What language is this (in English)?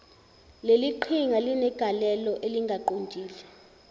Zulu